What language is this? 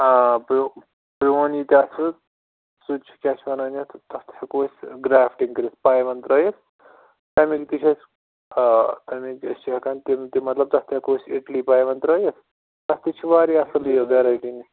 Kashmiri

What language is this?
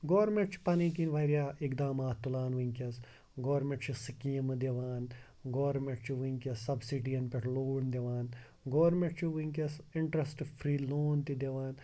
Kashmiri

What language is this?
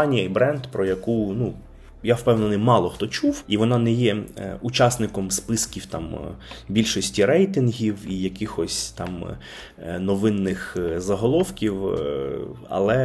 Ukrainian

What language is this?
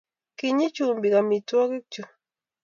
Kalenjin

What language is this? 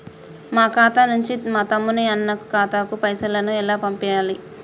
Telugu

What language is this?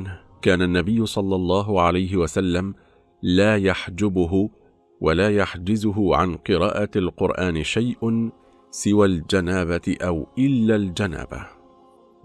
Arabic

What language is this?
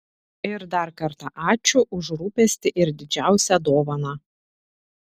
Lithuanian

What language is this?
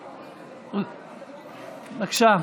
Hebrew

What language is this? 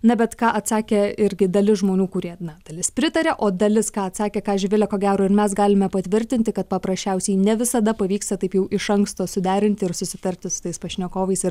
Lithuanian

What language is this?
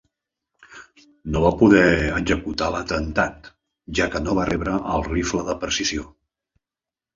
Catalan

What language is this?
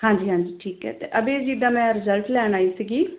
Punjabi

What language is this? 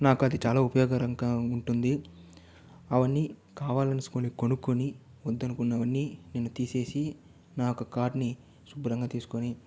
Telugu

